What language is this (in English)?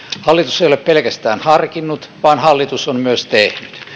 Finnish